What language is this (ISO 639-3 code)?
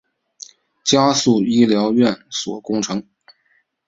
zho